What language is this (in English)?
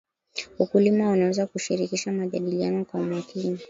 Swahili